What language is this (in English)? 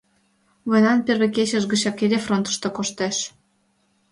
Mari